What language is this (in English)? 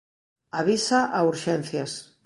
Galician